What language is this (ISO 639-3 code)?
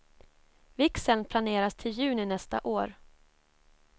swe